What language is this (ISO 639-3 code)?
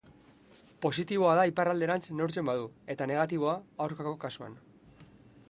eus